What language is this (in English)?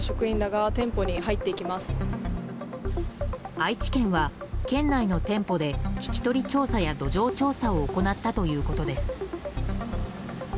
Japanese